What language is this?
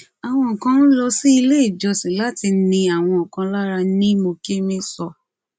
Yoruba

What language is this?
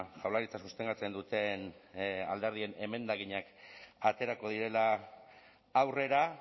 Basque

